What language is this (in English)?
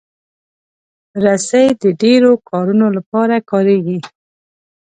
Pashto